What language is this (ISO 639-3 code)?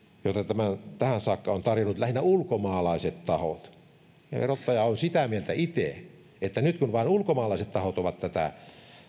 fin